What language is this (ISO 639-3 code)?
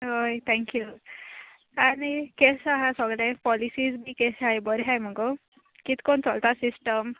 kok